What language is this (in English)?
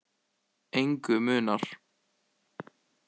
Icelandic